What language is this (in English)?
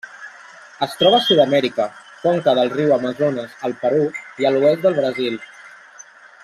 Catalan